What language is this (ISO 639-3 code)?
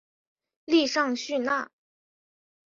zho